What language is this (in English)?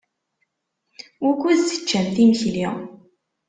Kabyle